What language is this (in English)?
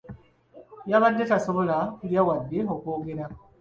Ganda